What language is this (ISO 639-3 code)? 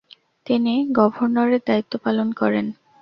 ben